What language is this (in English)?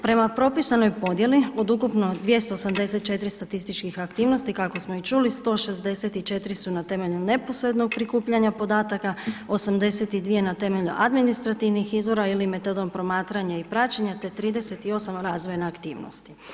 Croatian